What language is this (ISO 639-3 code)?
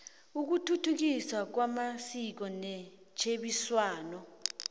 nbl